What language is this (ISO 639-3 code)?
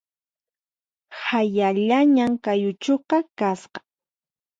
qxp